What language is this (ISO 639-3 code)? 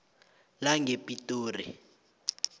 nbl